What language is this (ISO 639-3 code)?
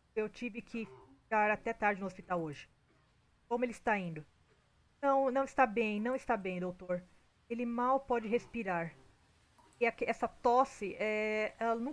por